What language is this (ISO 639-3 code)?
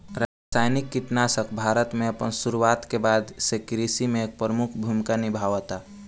bho